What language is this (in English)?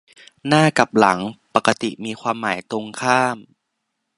Thai